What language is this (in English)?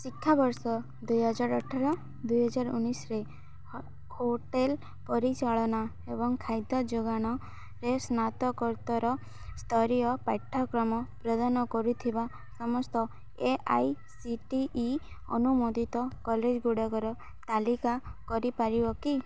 Odia